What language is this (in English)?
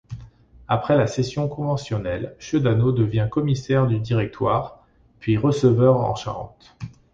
French